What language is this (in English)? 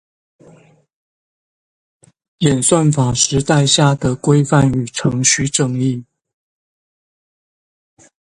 Chinese